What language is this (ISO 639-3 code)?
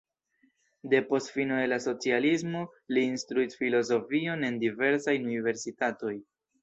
epo